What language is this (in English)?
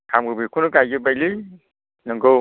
Bodo